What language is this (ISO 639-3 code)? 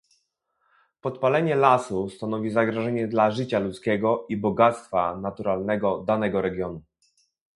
pol